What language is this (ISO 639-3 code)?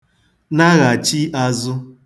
ibo